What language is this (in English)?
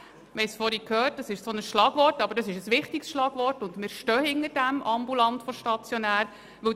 Swiss German